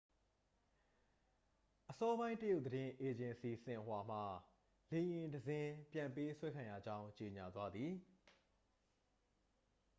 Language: Burmese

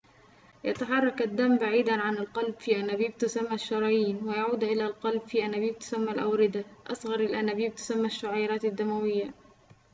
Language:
Arabic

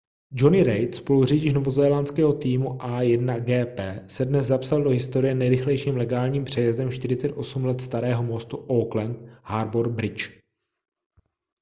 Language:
Czech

